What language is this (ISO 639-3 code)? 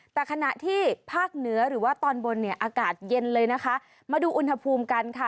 tha